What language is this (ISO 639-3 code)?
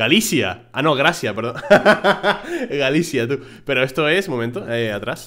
spa